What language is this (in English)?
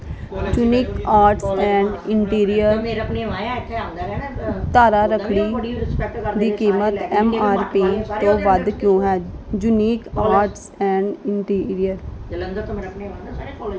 Punjabi